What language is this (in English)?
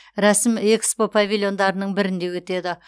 Kazakh